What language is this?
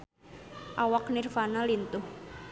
Sundanese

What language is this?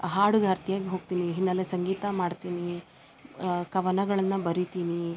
Kannada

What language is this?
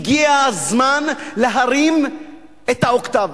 Hebrew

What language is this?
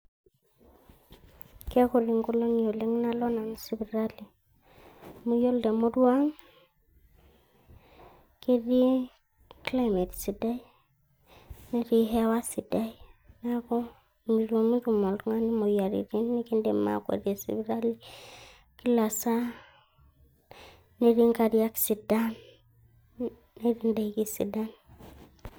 Masai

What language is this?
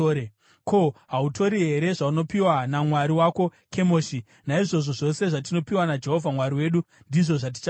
Shona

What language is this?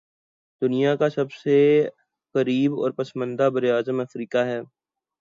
Urdu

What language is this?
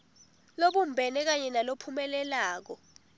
Swati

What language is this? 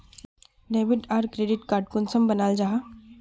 Magahi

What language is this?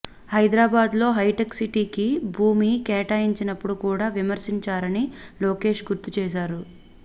Telugu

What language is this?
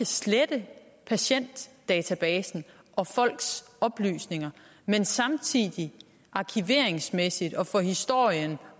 Danish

